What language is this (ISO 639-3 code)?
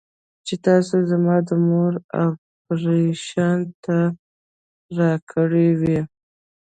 pus